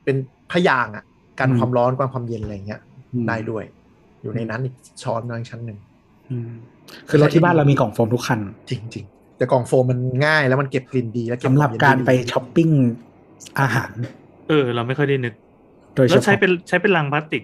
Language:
Thai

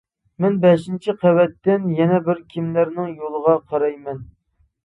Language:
Uyghur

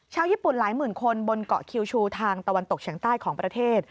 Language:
Thai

